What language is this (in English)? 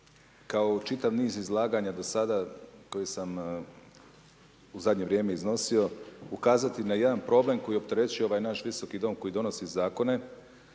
Croatian